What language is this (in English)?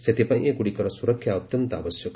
Odia